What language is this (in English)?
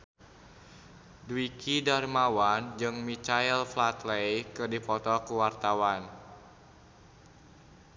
Sundanese